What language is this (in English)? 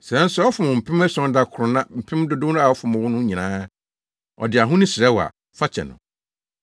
Akan